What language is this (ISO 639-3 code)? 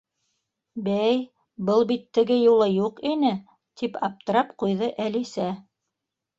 bak